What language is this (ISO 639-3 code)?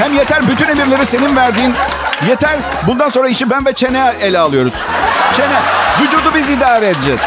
tur